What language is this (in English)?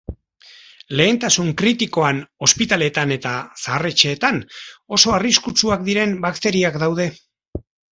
Basque